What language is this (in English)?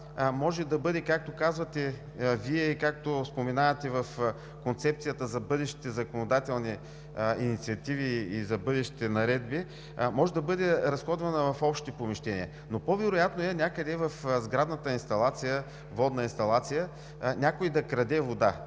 Bulgarian